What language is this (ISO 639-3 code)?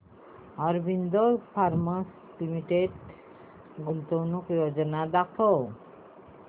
mar